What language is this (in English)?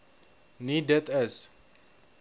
Afrikaans